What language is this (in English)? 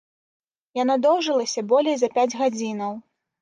Belarusian